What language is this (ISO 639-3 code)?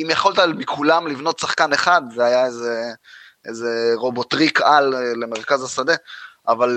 heb